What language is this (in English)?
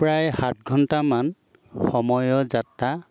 Assamese